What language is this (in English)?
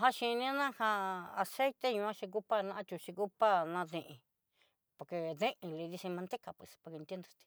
Southeastern Nochixtlán Mixtec